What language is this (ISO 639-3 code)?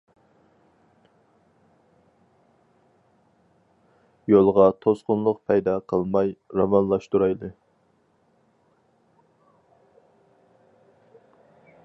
uig